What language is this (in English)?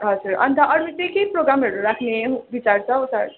Nepali